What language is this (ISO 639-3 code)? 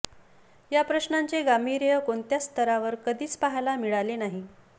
mar